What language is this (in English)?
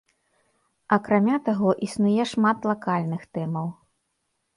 Belarusian